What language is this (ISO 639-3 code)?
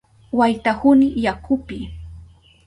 qup